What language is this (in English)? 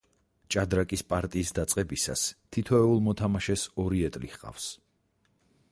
Georgian